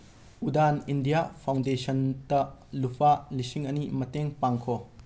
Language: Manipuri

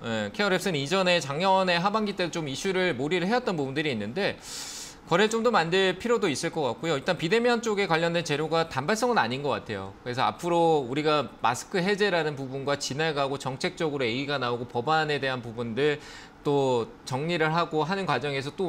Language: Korean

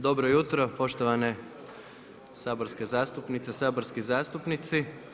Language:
Croatian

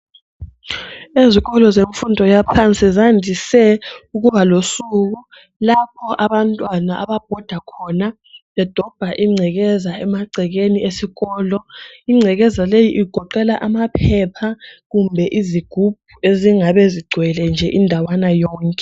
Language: North Ndebele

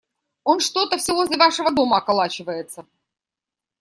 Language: Russian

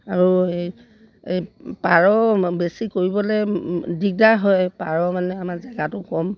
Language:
Assamese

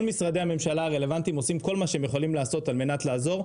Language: Hebrew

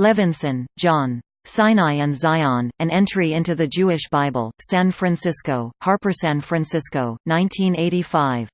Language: English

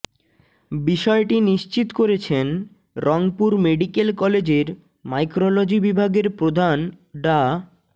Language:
Bangla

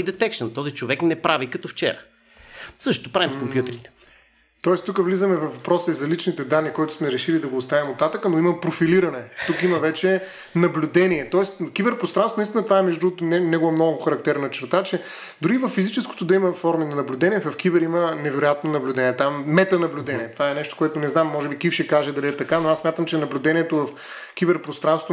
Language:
Bulgarian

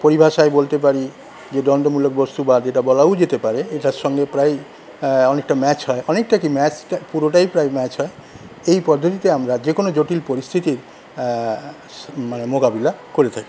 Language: Bangla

